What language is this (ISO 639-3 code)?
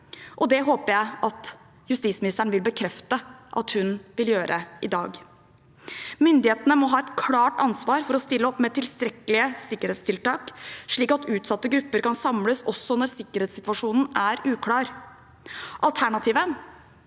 nor